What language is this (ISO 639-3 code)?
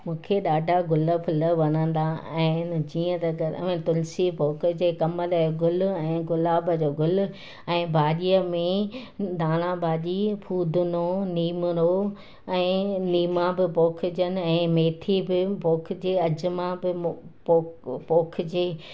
snd